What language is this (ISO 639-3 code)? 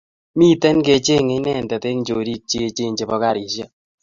kln